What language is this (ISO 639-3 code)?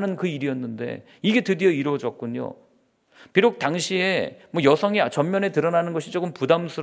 kor